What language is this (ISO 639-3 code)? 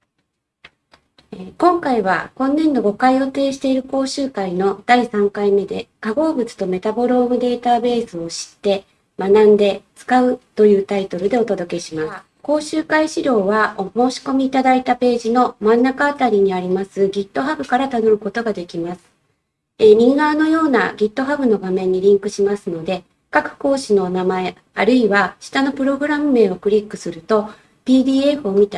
jpn